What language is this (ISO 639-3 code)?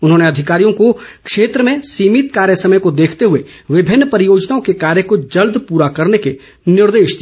hin